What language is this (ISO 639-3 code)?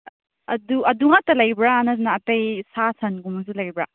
mni